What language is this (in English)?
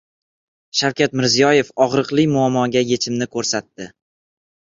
Uzbek